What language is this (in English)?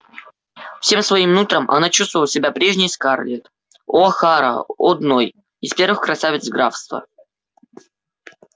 Russian